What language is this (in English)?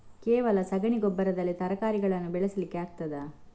Kannada